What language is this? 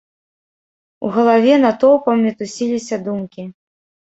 Belarusian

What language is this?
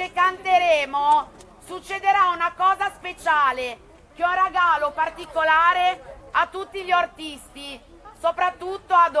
Italian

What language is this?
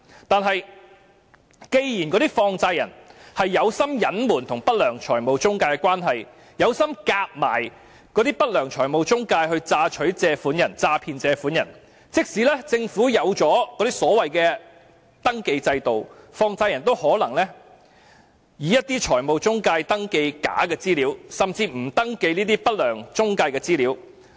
Cantonese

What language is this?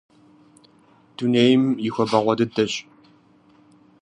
Kabardian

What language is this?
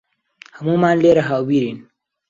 Central Kurdish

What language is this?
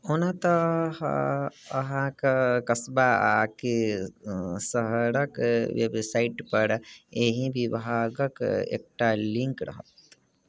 Maithili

